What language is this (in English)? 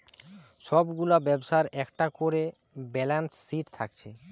Bangla